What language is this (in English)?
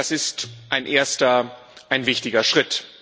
German